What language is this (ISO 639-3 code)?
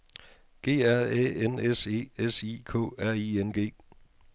dan